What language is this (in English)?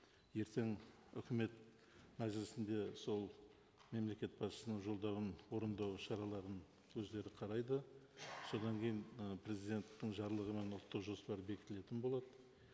Kazakh